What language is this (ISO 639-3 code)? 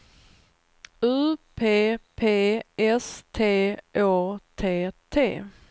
swe